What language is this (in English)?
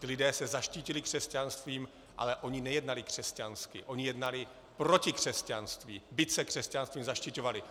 Czech